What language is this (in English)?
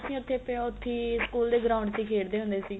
Punjabi